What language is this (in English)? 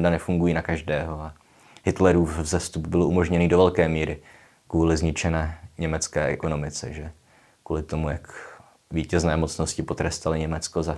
Czech